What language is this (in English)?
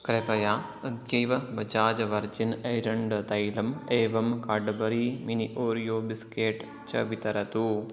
Sanskrit